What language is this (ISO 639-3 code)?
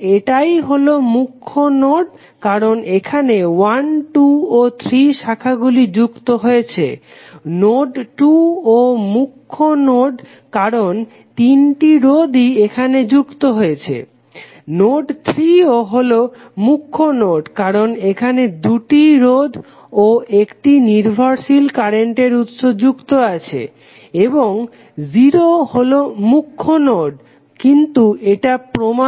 ben